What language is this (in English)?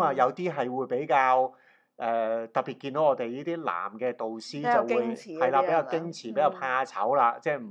Chinese